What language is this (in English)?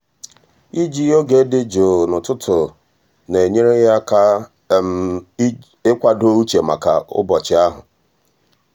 Igbo